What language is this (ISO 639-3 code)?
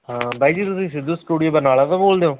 pan